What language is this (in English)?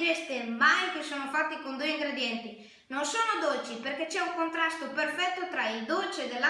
Italian